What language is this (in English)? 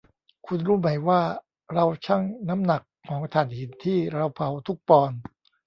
Thai